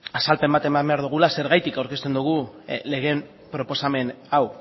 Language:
Basque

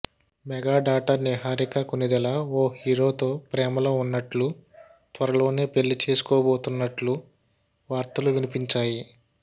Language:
Telugu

